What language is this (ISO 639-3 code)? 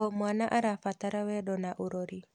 kik